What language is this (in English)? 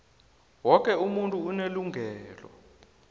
South Ndebele